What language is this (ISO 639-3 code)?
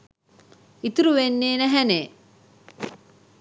sin